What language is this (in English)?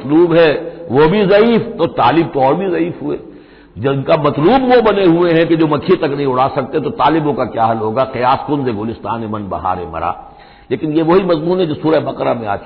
Hindi